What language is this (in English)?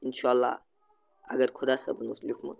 Kashmiri